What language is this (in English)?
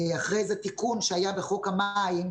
Hebrew